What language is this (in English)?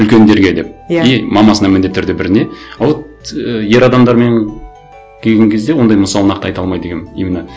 Kazakh